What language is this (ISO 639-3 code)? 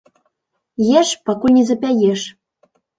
bel